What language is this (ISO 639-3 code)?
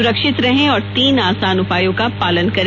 hin